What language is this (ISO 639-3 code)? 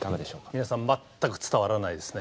jpn